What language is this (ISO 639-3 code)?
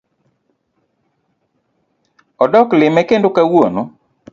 luo